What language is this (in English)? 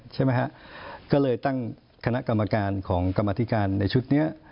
Thai